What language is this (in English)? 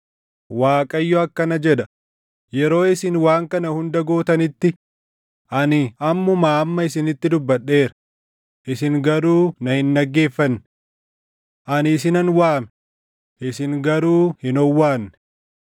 Oromo